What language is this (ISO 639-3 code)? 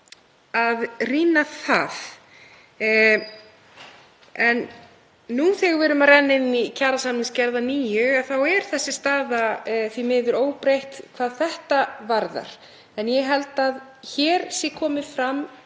isl